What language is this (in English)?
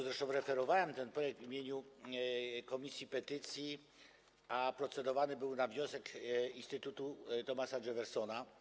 Polish